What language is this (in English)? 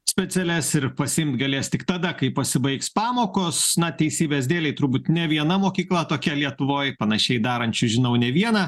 Lithuanian